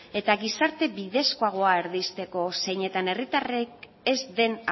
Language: Basque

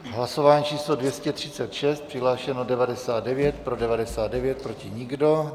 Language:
Czech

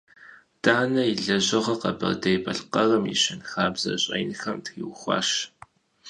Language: Kabardian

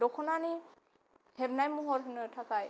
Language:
Bodo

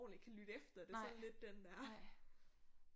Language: Danish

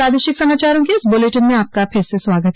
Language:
Hindi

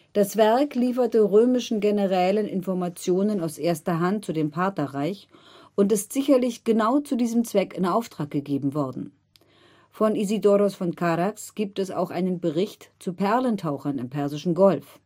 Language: German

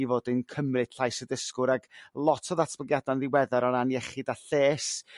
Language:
Welsh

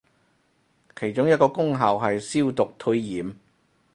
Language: Cantonese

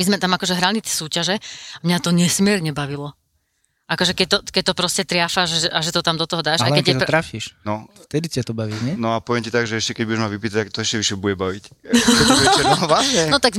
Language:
Slovak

